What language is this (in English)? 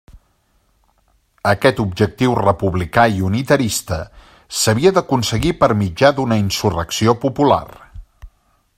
Catalan